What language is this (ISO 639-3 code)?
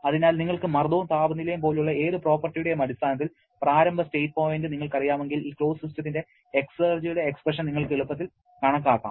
mal